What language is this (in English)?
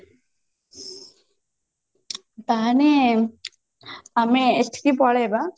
Odia